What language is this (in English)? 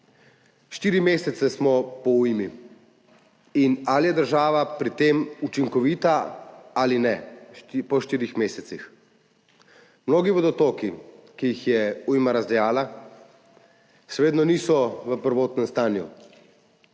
Slovenian